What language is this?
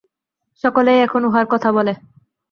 Bangla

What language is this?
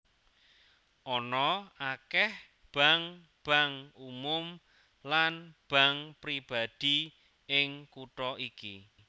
Javanese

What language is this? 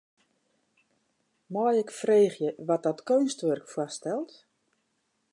Western Frisian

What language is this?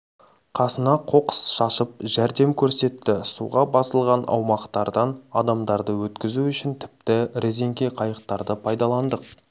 Kazakh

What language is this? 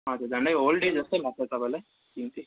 Nepali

